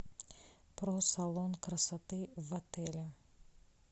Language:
Russian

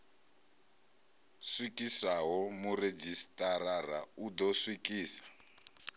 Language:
Venda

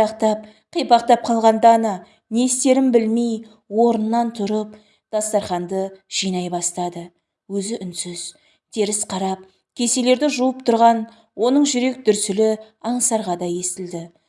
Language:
Turkish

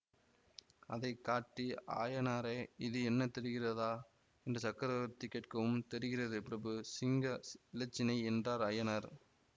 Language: Tamil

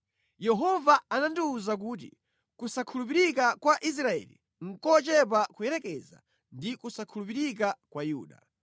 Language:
Nyanja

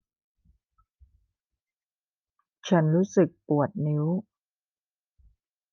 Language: Thai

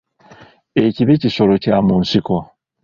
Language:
Ganda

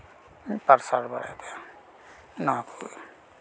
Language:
Santali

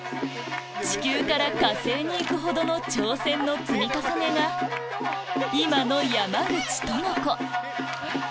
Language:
Japanese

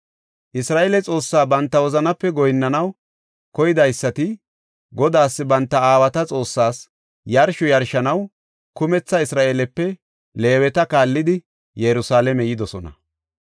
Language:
Gofa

